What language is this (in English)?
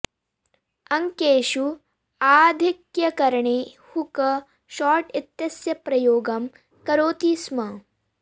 Sanskrit